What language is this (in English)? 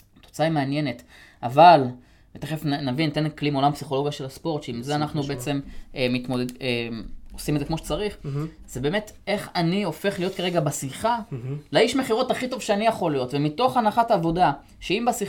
Hebrew